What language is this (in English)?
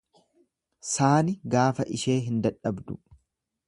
Oromo